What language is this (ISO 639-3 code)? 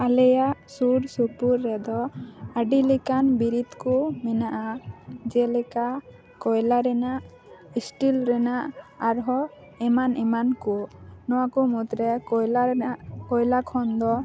sat